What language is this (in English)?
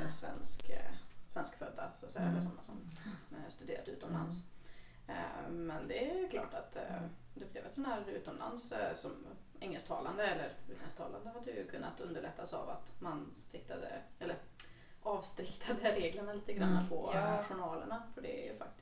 Swedish